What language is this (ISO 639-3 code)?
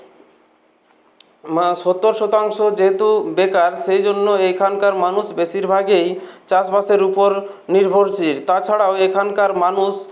ben